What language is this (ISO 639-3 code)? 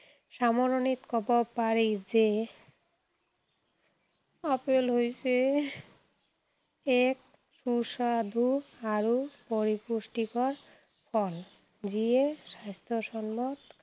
asm